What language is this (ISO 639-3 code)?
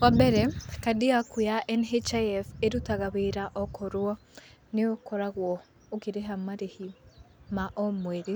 kik